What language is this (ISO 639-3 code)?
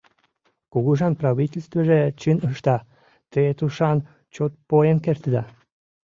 chm